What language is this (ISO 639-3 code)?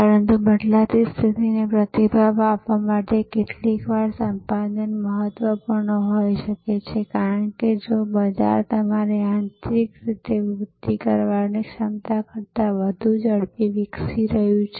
guj